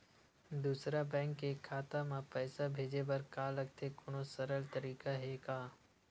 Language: Chhattisgarhi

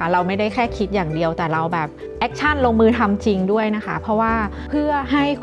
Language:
Thai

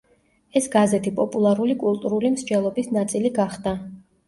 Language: Georgian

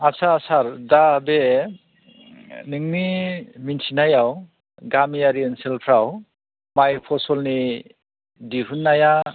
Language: Bodo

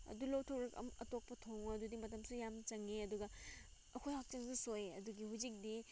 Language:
Manipuri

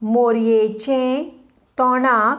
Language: Konkani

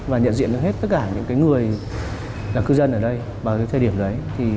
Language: Vietnamese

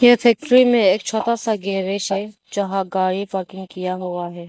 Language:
Hindi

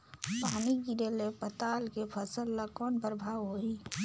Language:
Chhattisgarhi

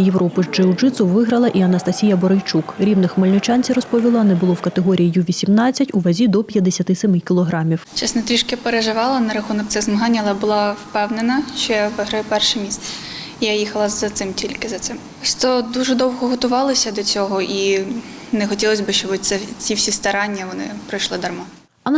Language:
Ukrainian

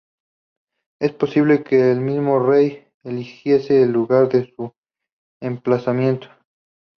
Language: Spanish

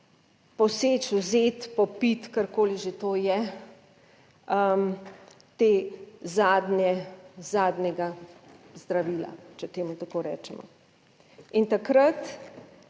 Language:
Slovenian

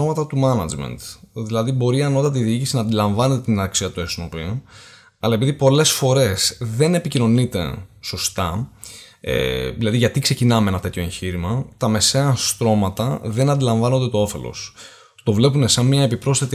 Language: Greek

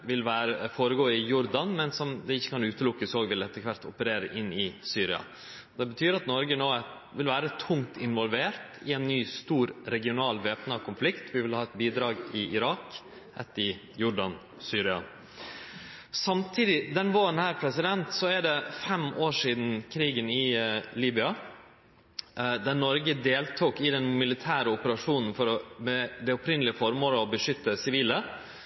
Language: Norwegian Nynorsk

